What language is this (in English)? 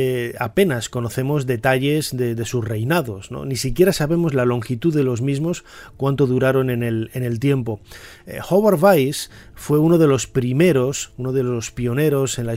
Spanish